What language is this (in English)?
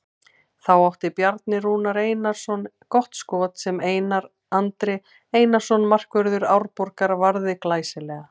Icelandic